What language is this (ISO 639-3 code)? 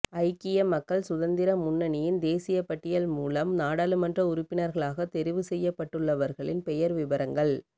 tam